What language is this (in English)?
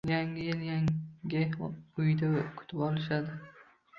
Uzbek